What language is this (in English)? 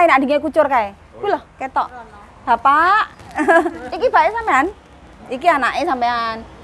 Indonesian